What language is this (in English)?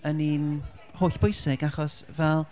Welsh